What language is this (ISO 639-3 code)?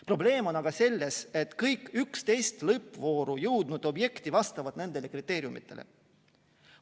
est